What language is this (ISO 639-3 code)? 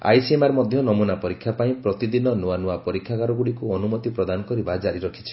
ori